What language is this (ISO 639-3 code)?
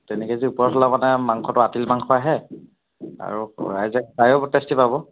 asm